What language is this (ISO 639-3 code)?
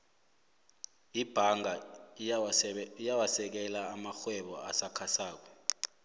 nbl